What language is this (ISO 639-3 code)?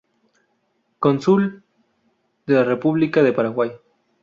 spa